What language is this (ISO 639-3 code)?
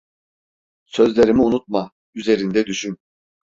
tur